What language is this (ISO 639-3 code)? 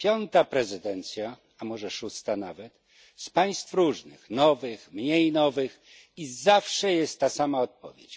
pol